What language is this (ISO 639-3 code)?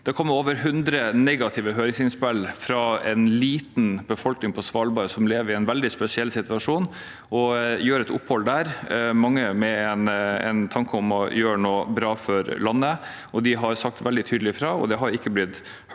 nor